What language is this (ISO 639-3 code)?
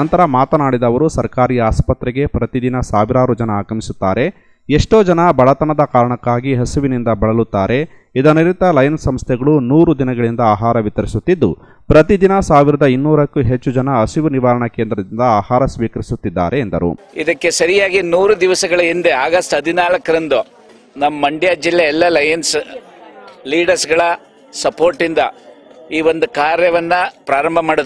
kan